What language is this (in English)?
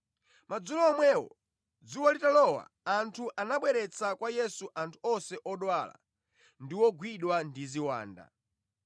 Nyanja